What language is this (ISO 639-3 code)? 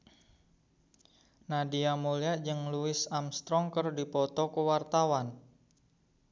sun